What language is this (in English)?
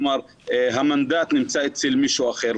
Hebrew